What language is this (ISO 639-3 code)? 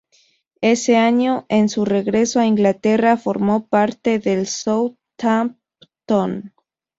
spa